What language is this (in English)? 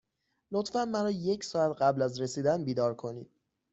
Persian